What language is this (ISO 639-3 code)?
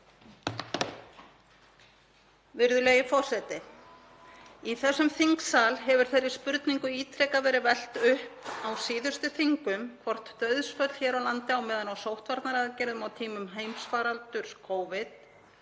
isl